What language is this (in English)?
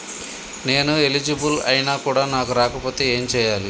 Telugu